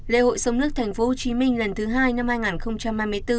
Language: Vietnamese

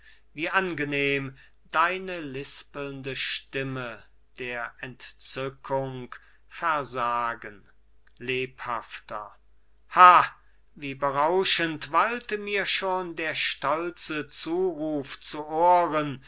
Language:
German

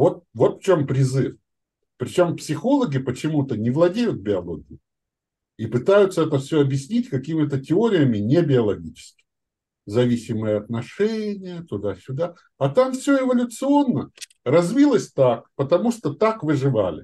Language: Russian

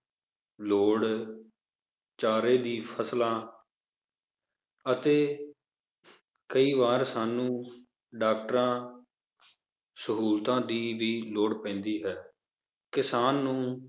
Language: Punjabi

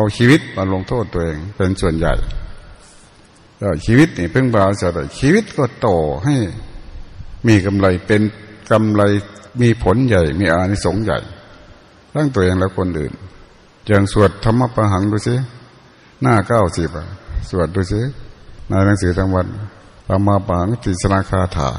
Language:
Thai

